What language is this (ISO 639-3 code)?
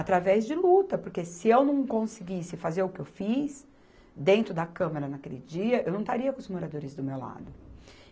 por